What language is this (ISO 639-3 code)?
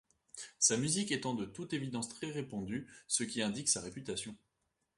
fra